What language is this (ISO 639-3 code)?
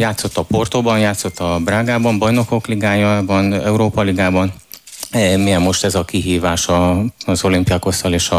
ell